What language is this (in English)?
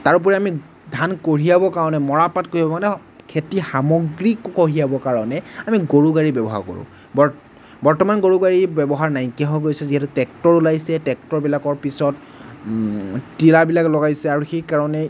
Assamese